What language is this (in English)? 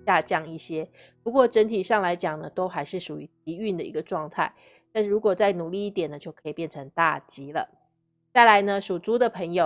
Chinese